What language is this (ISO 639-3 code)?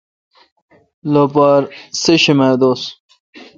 xka